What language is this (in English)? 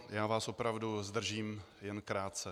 Czech